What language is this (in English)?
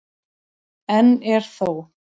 Icelandic